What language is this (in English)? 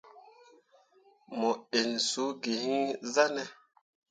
Mundang